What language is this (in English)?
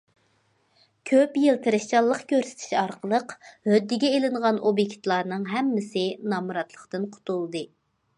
Uyghur